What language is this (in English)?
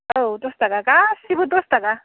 Bodo